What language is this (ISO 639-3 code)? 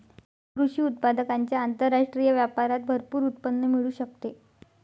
mar